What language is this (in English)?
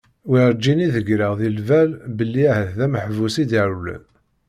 Kabyle